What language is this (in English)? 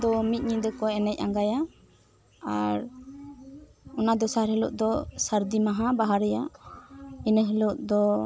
Santali